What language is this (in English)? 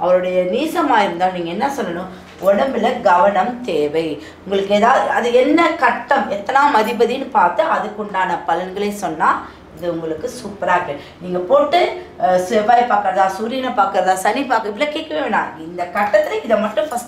Tamil